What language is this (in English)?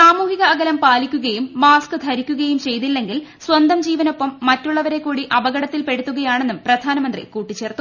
Malayalam